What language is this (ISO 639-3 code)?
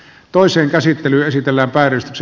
fin